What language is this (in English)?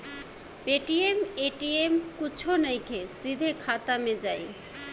Bhojpuri